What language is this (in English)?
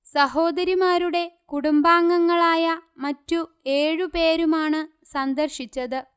Malayalam